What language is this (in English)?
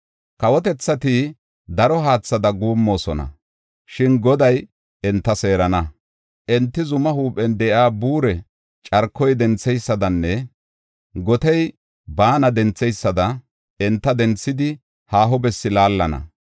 Gofa